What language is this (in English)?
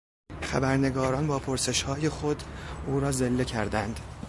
Persian